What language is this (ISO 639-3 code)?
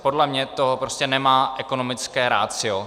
ces